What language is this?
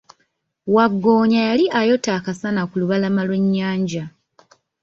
Ganda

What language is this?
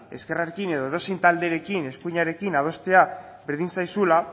Basque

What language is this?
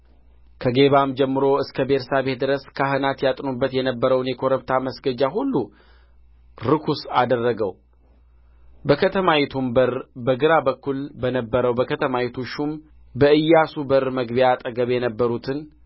Amharic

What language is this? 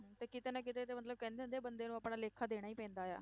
Punjabi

